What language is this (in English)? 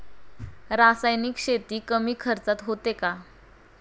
Marathi